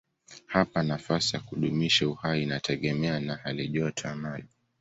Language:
Swahili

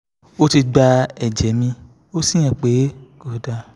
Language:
Yoruba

